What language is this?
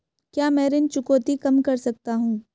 Hindi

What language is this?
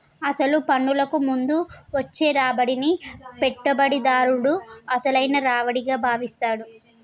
Telugu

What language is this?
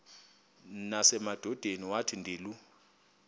Xhosa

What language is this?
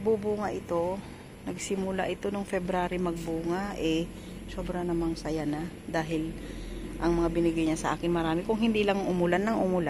Filipino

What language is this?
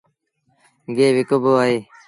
Sindhi Bhil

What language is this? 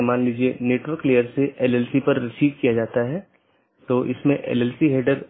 Hindi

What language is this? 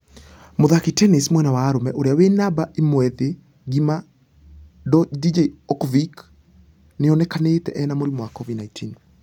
Kikuyu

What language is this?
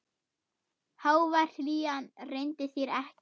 Icelandic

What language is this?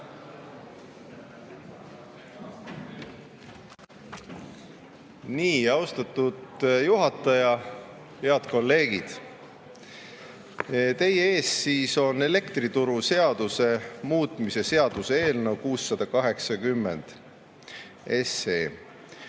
Estonian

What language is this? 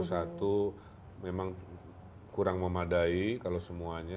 Indonesian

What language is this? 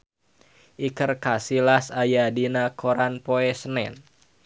Sundanese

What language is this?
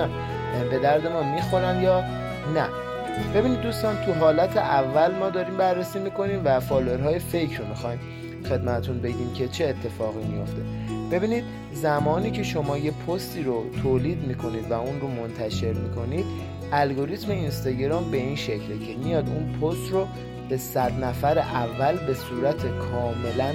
Persian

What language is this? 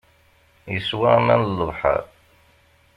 Kabyle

